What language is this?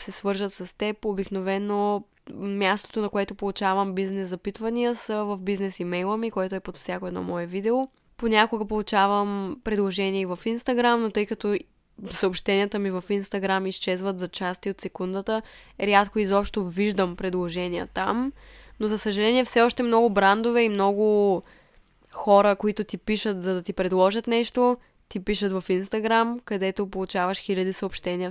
Bulgarian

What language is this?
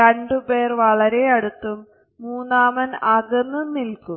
Malayalam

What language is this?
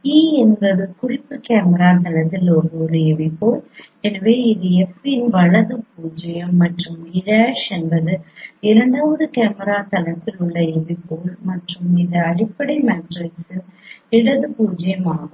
Tamil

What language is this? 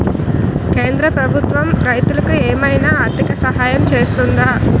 Telugu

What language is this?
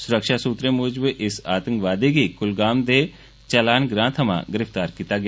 Dogri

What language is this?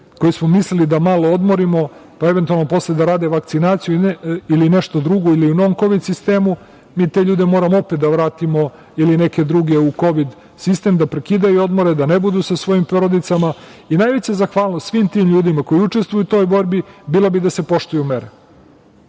Serbian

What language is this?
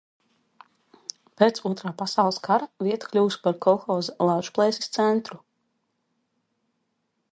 Latvian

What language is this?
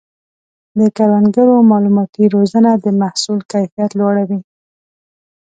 Pashto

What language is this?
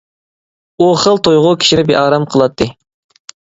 Uyghur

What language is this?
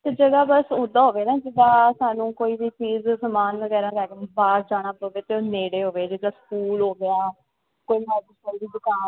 Punjabi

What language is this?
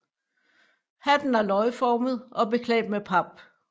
Danish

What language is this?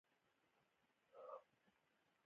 Pashto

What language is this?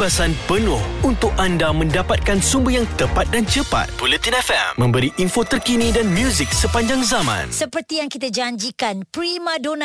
Malay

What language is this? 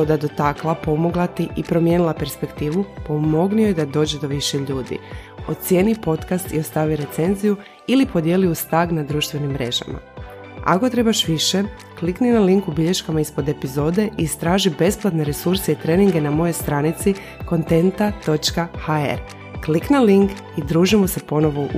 Croatian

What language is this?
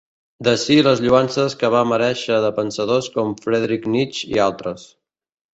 Catalan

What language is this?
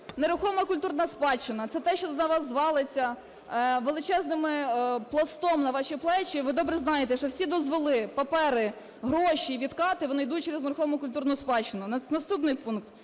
Ukrainian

